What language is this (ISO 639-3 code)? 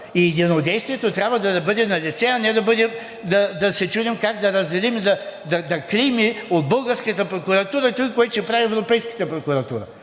bul